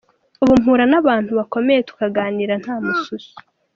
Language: Kinyarwanda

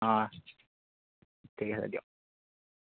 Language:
Assamese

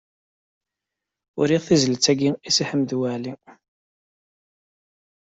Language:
Kabyle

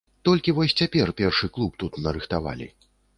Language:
Belarusian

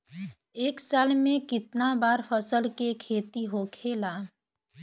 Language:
Bhojpuri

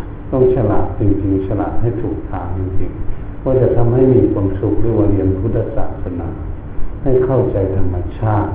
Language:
Thai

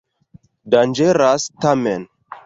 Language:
Esperanto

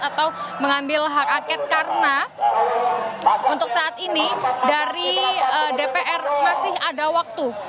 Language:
Indonesian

